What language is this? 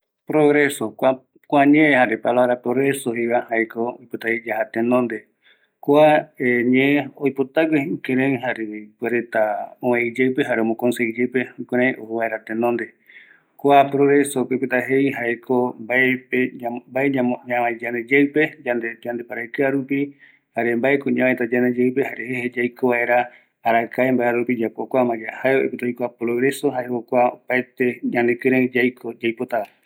Eastern Bolivian Guaraní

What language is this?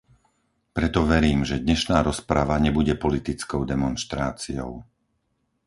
Slovak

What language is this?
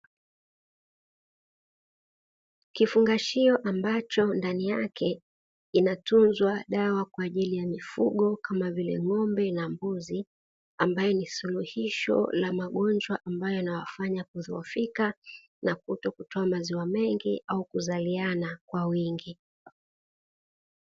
Swahili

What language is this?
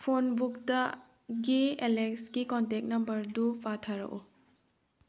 Manipuri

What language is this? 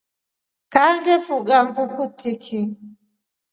Rombo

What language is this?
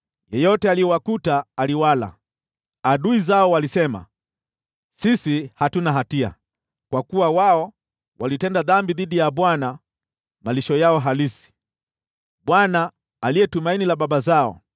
Swahili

